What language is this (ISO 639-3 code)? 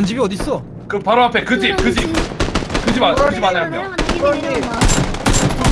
kor